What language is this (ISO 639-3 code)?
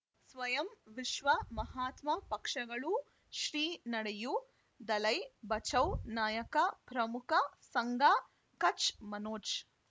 kan